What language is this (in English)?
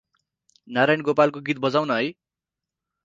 Nepali